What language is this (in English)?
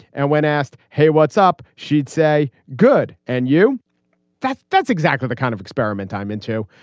English